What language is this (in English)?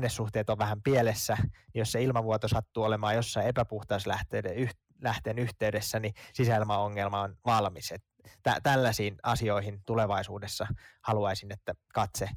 Finnish